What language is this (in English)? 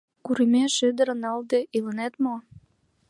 Mari